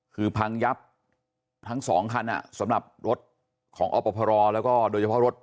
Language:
Thai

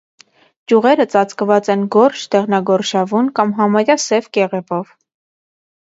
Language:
Armenian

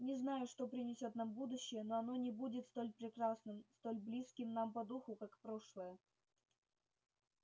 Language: Russian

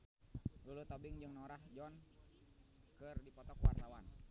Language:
Sundanese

